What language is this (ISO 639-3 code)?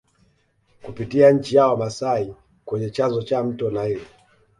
swa